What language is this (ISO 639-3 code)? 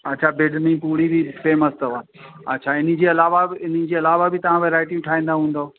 snd